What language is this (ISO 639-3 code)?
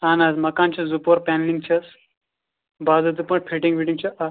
kas